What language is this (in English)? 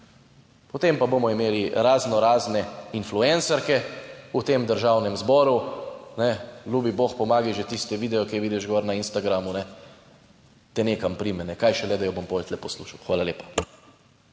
Slovenian